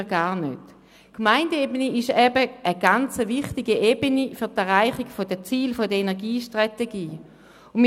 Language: Swiss German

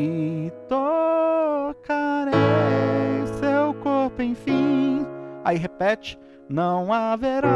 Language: Portuguese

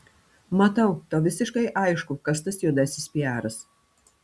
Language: Lithuanian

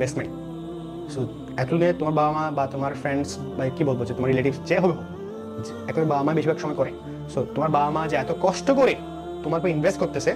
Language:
Bangla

